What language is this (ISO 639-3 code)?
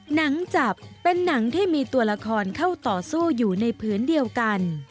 tha